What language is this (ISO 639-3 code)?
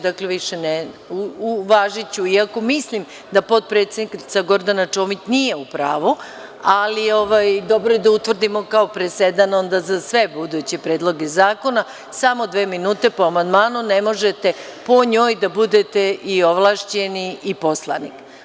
srp